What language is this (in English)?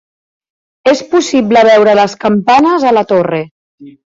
Catalan